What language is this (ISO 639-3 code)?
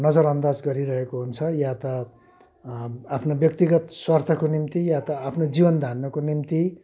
nep